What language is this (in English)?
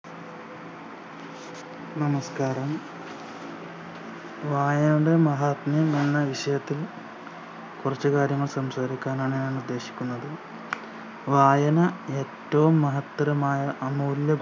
Malayalam